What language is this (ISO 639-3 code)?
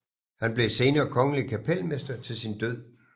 dan